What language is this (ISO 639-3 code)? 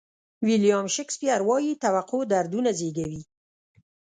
pus